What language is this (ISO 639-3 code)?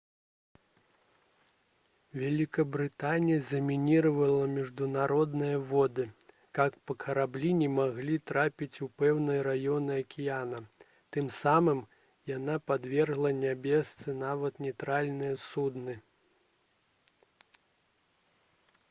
bel